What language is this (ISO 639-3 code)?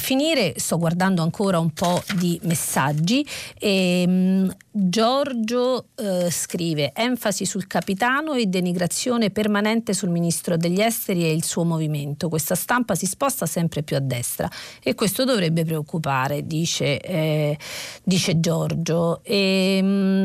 ita